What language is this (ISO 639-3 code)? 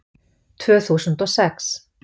isl